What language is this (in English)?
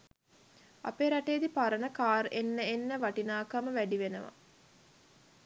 Sinhala